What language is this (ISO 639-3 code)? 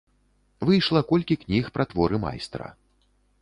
bel